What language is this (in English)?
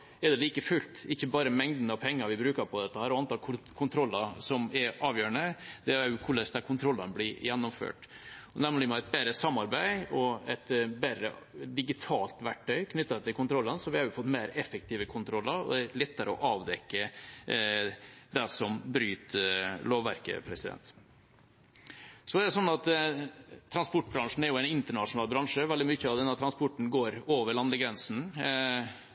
Norwegian Bokmål